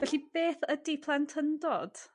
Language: Welsh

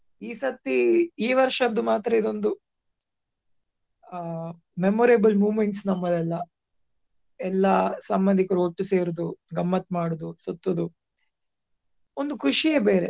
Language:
Kannada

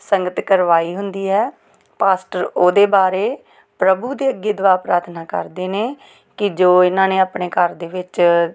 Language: Punjabi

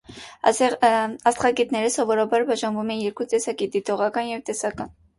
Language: Armenian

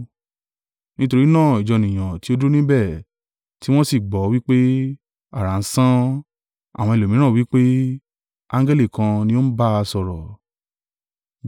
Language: Yoruba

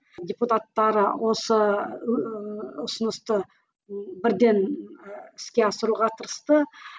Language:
Kazakh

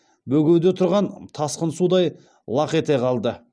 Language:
Kazakh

